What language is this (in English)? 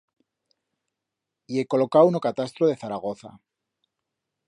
Aragonese